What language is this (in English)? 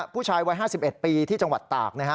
Thai